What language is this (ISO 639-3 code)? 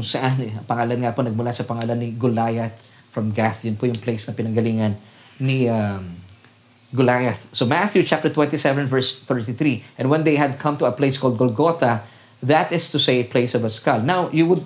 fil